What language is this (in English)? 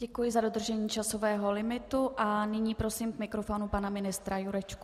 Czech